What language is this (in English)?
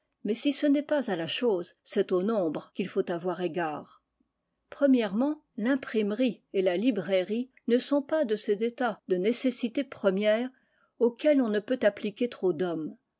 French